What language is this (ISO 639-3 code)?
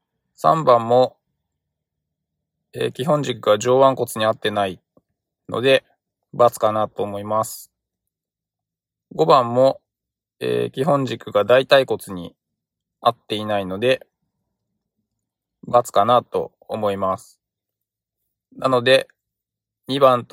jpn